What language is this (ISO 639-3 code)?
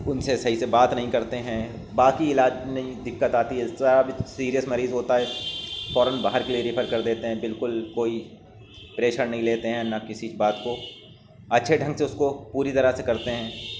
urd